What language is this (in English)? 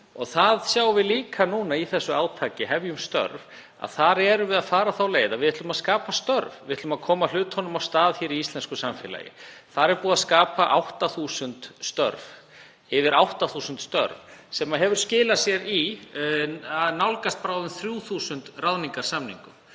Icelandic